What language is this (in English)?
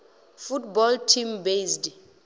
Venda